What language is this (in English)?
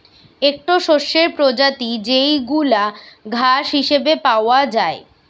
Bangla